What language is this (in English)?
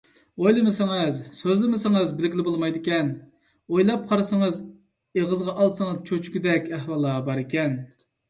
Uyghur